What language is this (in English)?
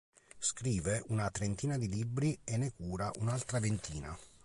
Italian